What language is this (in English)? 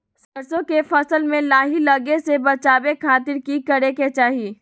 Magahi